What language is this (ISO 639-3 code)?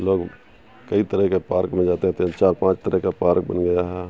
urd